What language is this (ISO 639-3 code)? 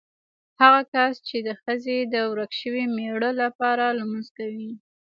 pus